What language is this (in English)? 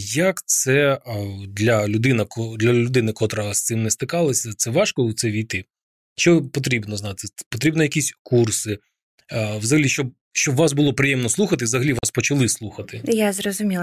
Ukrainian